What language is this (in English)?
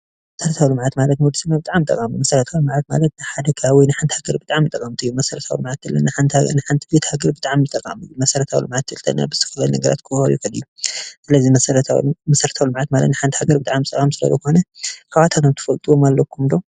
Tigrinya